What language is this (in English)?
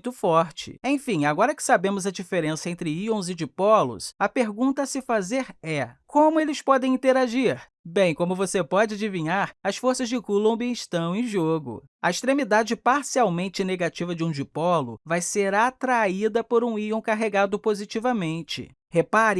Portuguese